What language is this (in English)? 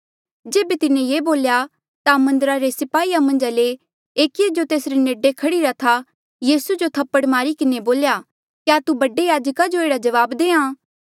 Mandeali